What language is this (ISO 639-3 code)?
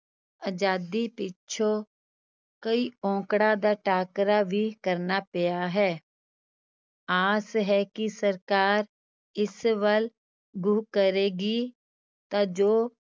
pan